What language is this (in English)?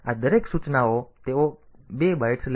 Gujarati